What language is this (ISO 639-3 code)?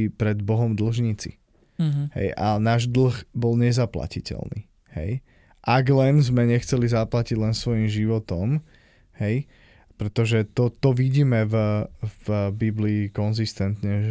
slk